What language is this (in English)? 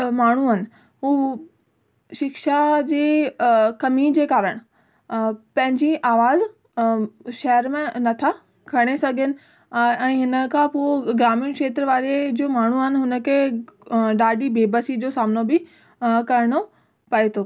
Sindhi